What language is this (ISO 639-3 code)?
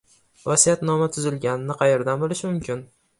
uzb